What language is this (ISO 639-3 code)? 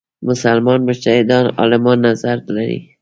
pus